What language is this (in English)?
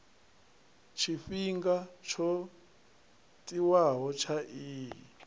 Venda